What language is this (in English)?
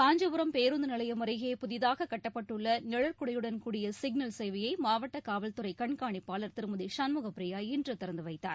Tamil